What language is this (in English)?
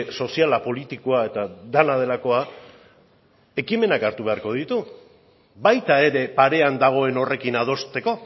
Basque